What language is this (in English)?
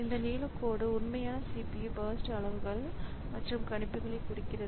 Tamil